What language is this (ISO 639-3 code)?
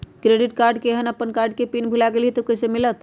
mag